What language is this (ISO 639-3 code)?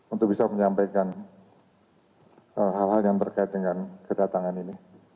ind